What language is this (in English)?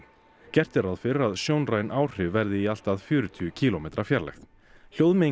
Icelandic